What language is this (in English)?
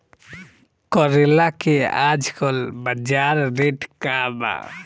Bhojpuri